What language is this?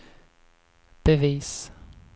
Swedish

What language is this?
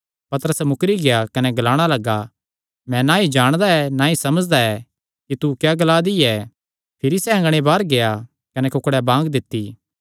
Kangri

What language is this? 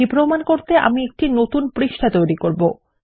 Bangla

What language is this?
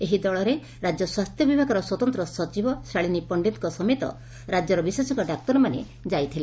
Odia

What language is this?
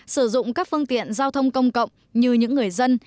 Vietnamese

